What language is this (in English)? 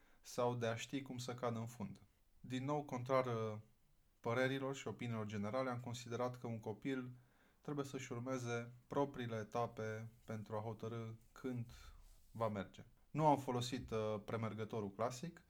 Romanian